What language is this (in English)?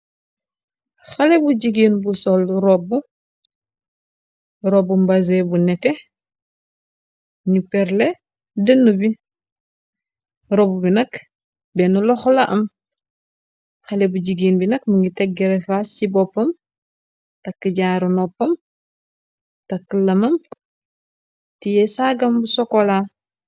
Wolof